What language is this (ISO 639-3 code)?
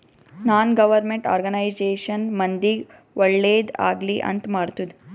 kan